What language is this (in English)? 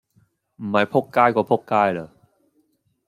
Cantonese